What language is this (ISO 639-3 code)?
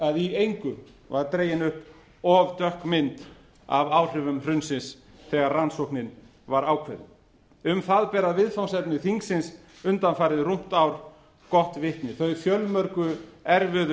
isl